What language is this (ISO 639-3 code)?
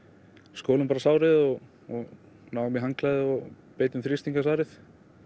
isl